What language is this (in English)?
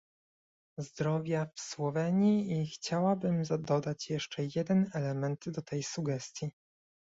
Polish